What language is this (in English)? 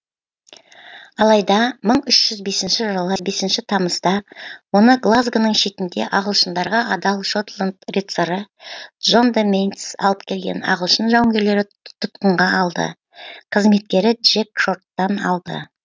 Kazakh